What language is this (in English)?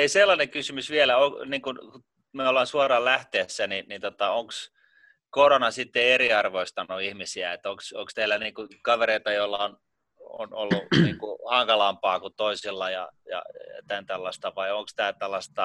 Finnish